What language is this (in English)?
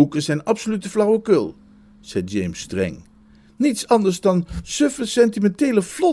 Dutch